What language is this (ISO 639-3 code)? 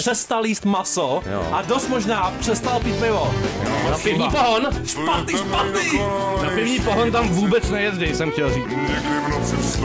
ces